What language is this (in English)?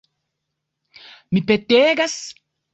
Esperanto